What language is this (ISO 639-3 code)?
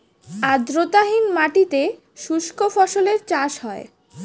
ben